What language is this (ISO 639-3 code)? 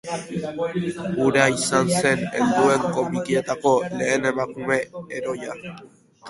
eus